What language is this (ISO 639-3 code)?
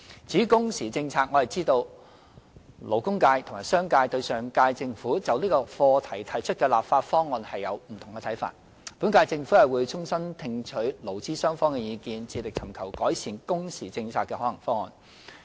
yue